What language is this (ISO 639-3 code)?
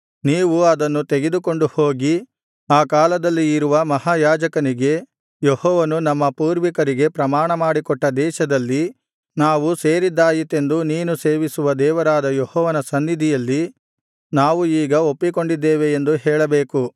kan